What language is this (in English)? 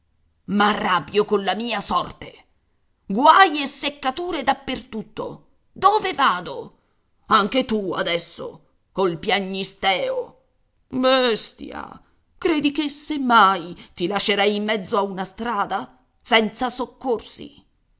Italian